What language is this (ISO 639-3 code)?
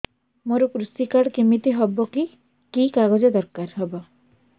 ori